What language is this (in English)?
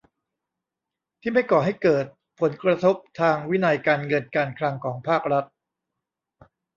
Thai